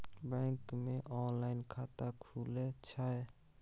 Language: Maithili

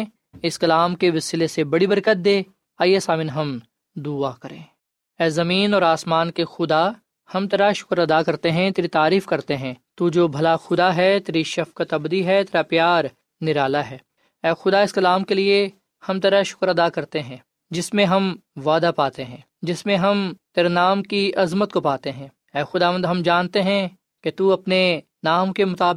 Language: Urdu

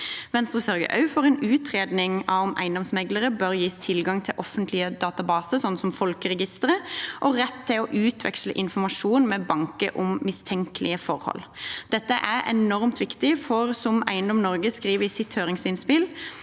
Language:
Norwegian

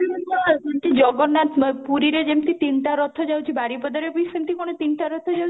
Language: Odia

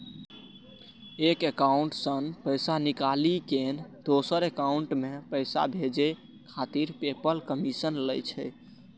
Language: Maithili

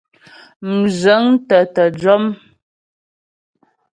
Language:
Ghomala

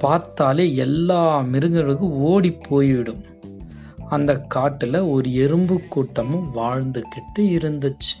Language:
Tamil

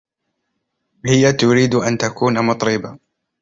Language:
Arabic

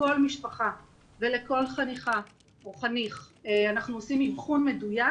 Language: Hebrew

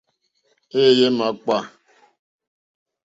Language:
Mokpwe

